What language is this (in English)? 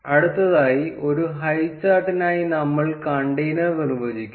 Malayalam